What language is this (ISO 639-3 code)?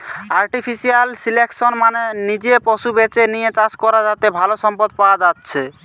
ben